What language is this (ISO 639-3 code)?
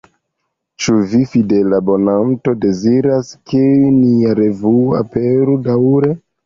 epo